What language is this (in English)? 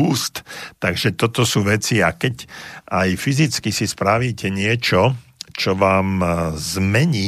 Slovak